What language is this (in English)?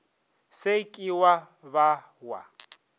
Northern Sotho